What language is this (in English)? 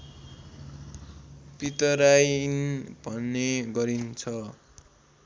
Nepali